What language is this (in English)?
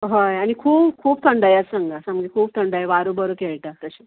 Konkani